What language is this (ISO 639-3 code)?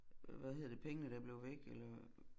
dan